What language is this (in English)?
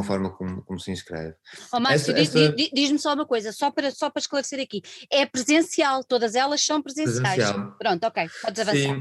Portuguese